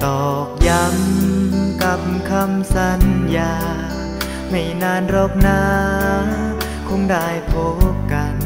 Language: Thai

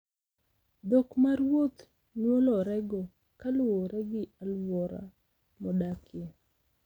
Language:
Luo (Kenya and Tanzania)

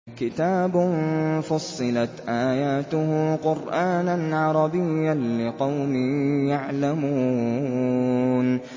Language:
Arabic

